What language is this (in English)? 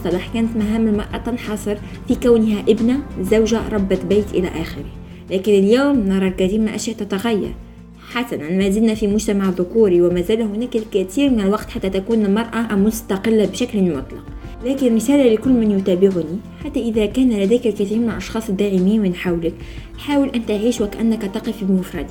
Arabic